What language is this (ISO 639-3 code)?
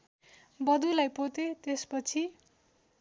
nep